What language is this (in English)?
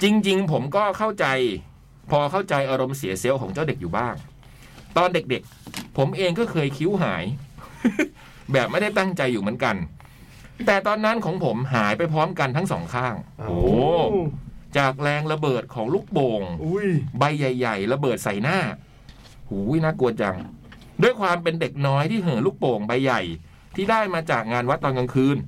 Thai